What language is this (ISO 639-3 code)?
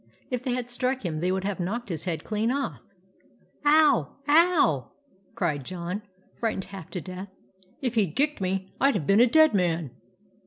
eng